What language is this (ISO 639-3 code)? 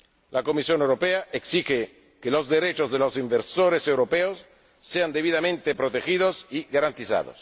spa